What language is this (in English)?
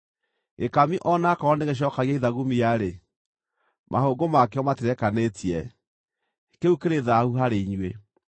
Kikuyu